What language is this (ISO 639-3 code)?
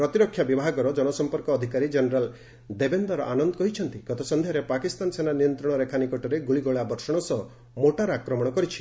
ori